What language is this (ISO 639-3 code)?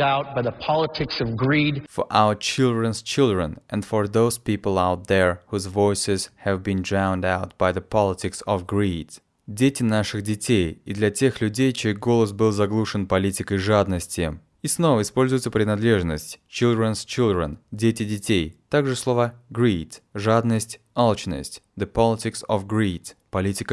rus